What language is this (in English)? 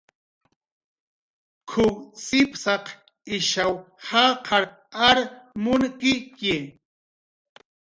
Jaqaru